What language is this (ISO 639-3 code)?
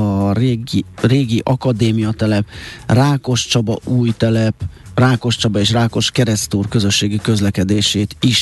hun